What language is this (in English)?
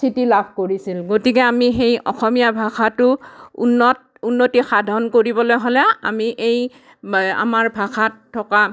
Assamese